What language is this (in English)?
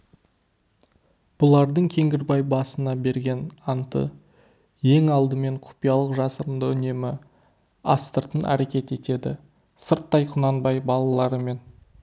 Kazakh